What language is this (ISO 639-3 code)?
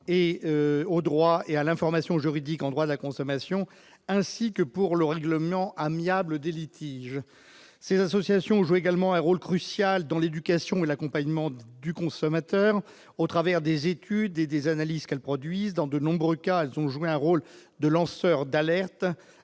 fra